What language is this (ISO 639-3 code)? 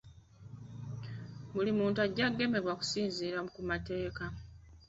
lug